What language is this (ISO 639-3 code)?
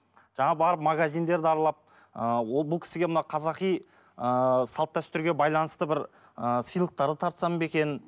kaz